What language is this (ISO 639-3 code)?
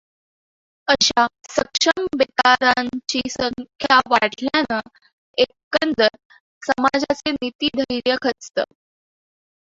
mar